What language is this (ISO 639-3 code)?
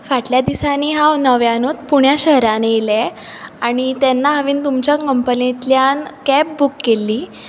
kok